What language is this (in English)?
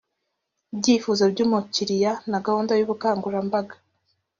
Kinyarwanda